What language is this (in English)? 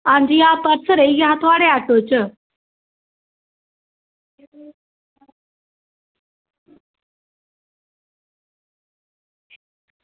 Dogri